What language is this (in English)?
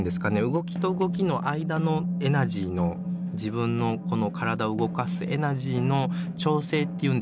Japanese